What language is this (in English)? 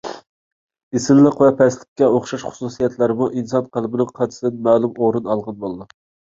Uyghur